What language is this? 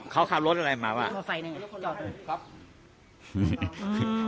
Thai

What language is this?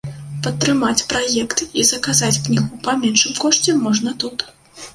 Belarusian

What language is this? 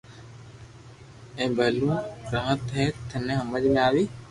Loarki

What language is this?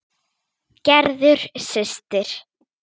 Icelandic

